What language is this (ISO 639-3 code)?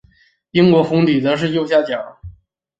zho